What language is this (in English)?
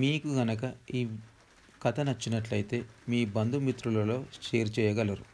Telugu